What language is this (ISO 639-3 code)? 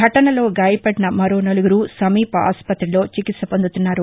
tel